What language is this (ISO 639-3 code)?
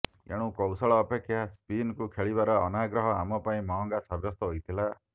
ori